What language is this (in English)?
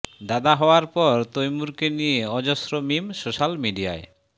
Bangla